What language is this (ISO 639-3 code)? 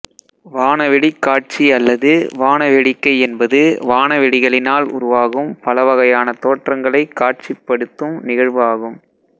tam